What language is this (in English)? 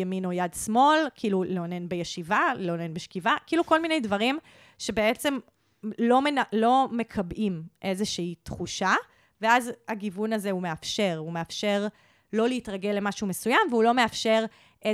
Hebrew